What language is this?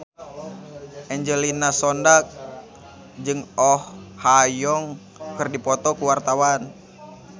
Sundanese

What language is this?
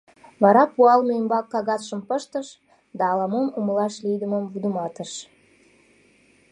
Mari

